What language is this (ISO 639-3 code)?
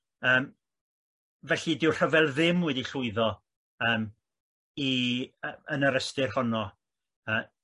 cym